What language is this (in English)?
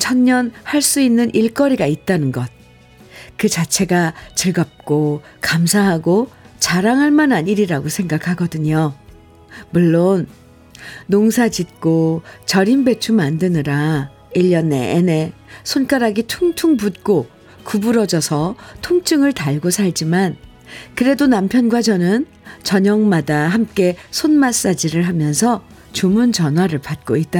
Korean